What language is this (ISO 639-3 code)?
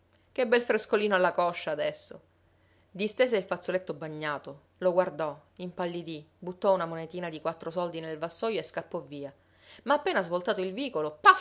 ita